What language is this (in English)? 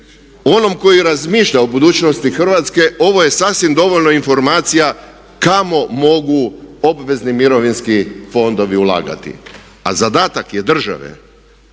Croatian